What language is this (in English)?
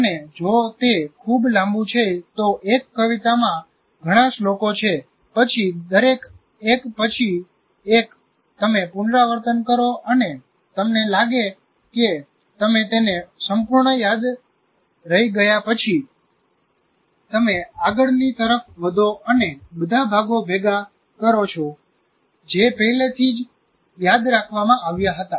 Gujarati